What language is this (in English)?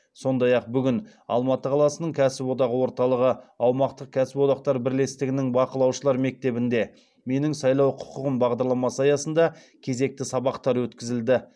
Kazakh